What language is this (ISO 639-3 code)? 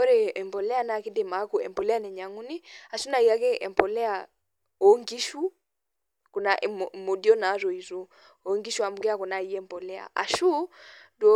mas